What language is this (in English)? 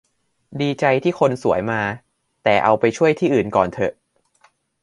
Thai